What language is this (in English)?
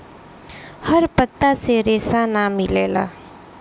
Bhojpuri